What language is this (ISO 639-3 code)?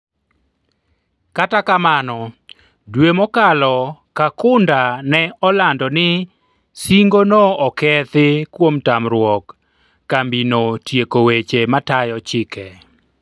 luo